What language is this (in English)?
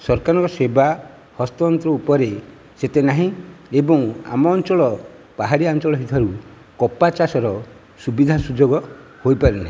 Odia